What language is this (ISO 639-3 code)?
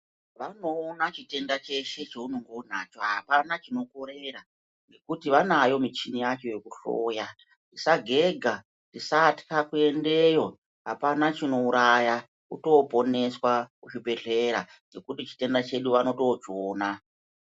ndc